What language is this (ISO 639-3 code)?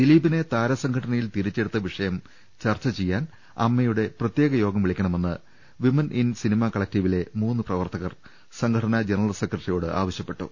mal